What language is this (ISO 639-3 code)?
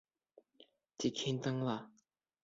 bak